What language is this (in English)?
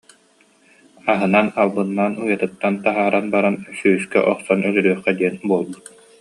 Yakut